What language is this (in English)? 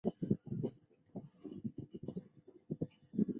Chinese